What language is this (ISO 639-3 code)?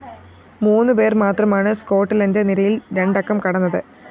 mal